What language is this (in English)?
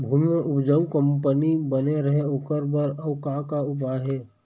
Chhattisgarhi